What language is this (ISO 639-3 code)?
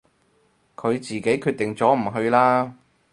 yue